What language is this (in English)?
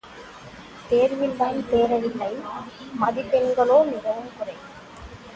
Tamil